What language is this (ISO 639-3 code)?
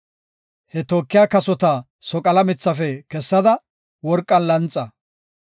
gof